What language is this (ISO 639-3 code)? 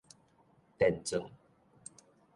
nan